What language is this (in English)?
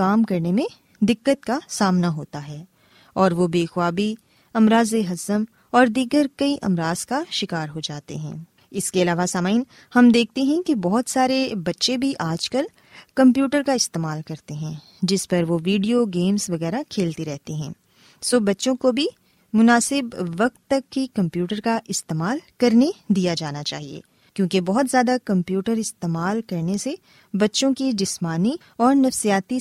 Urdu